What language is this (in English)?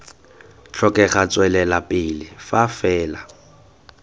Tswana